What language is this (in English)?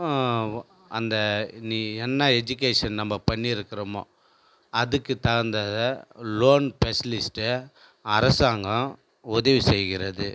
Tamil